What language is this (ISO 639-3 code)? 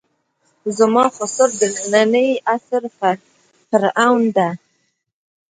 pus